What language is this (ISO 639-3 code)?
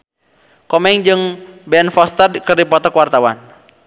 sun